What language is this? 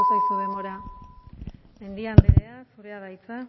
Basque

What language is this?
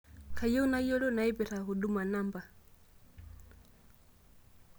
Masai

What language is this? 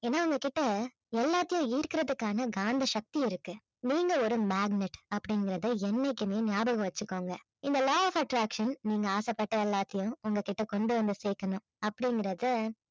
Tamil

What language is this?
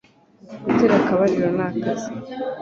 Kinyarwanda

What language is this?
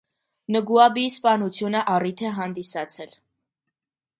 Armenian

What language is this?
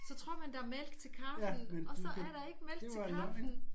Danish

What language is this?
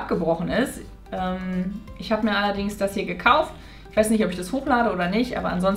German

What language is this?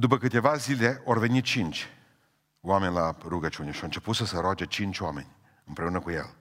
Romanian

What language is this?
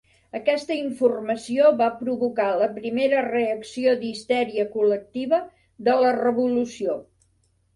Catalan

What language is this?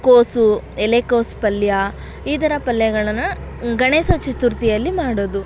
Kannada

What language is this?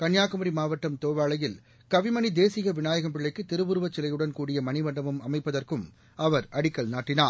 Tamil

